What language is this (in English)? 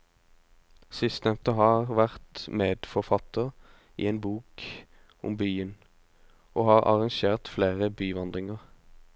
Norwegian